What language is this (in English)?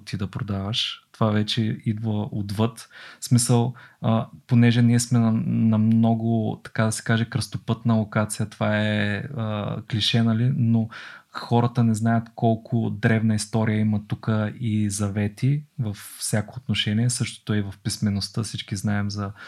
Bulgarian